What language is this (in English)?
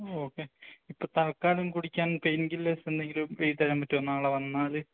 Malayalam